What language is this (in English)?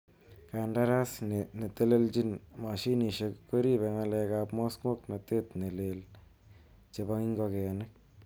Kalenjin